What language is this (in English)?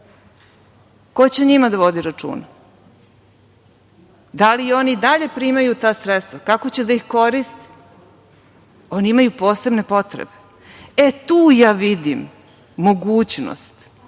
Serbian